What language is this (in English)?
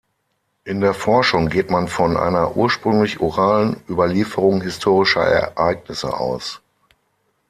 German